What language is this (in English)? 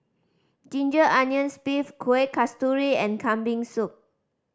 English